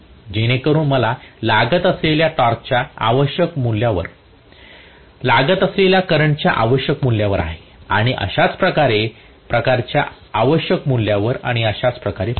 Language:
Marathi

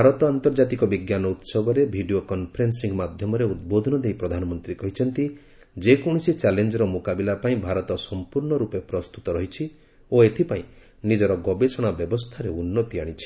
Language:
Odia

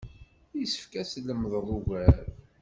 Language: Kabyle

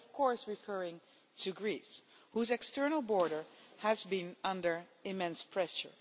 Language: English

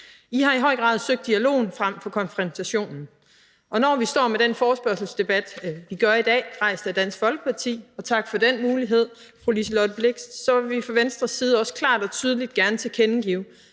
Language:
Danish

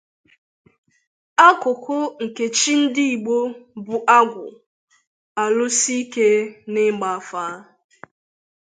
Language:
Igbo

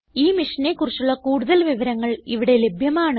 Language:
Malayalam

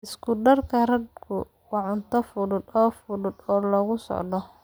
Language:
Somali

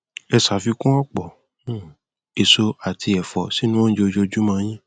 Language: Yoruba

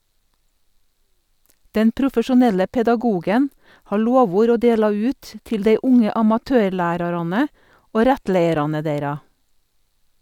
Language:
Norwegian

